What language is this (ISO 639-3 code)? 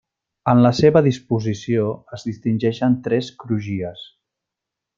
cat